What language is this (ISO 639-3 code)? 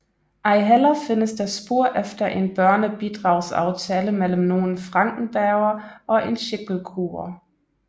dan